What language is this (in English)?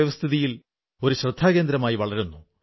Malayalam